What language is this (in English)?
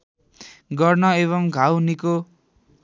Nepali